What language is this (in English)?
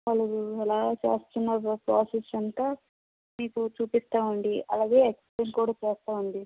Telugu